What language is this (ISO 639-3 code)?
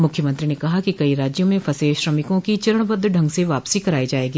hin